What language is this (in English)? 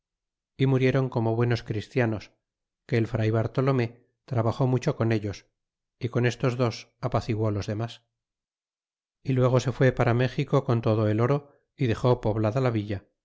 Spanish